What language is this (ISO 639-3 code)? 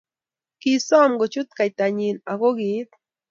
kln